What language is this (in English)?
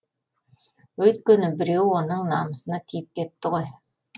Kazakh